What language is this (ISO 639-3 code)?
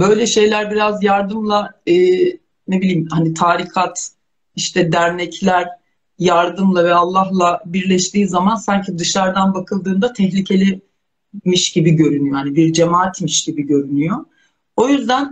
tur